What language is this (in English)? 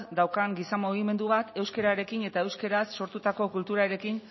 Basque